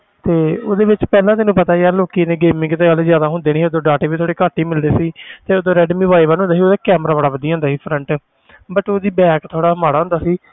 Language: Punjabi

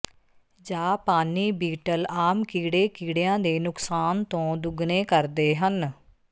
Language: Punjabi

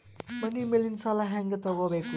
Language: Kannada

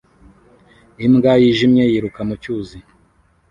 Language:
Kinyarwanda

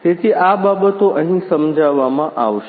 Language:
Gujarati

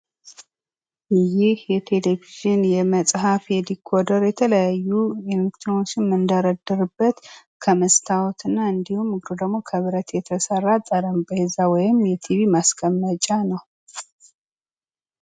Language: Amharic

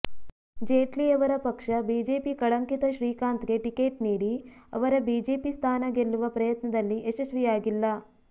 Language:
Kannada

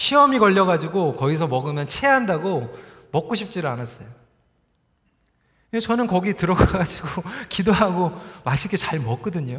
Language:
Korean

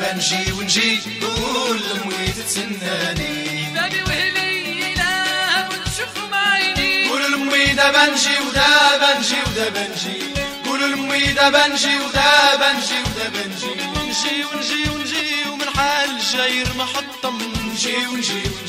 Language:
Arabic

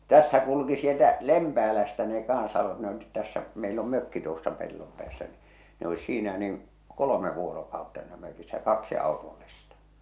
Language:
Finnish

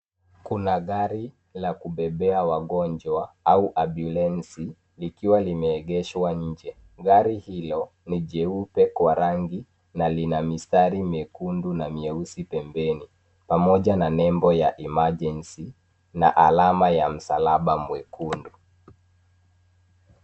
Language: Swahili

